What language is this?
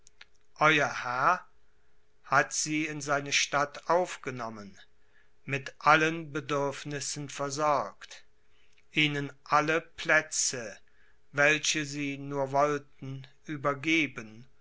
German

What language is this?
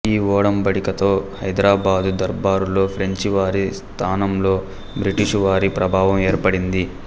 Telugu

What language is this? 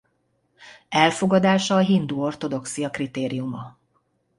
Hungarian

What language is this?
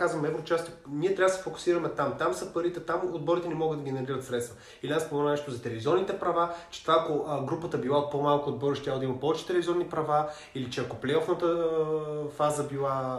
Bulgarian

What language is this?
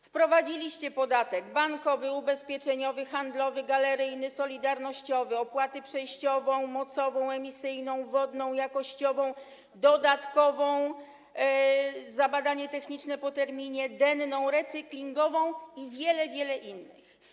Polish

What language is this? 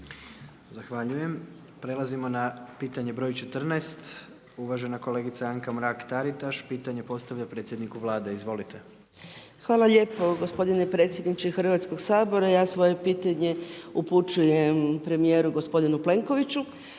Croatian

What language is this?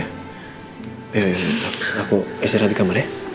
Indonesian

